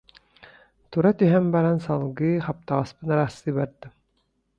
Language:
Yakut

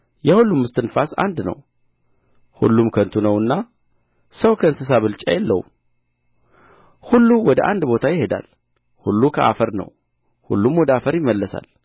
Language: Amharic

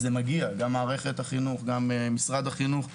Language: Hebrew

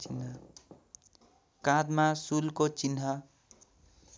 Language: Nepali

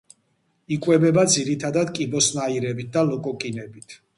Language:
Georgian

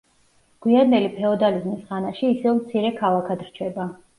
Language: Georgian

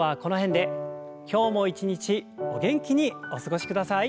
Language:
Japanese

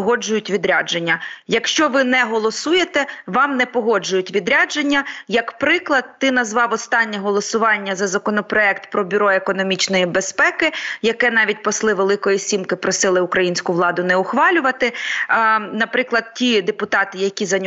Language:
Ukrainian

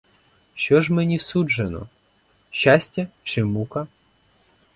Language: Ukrainian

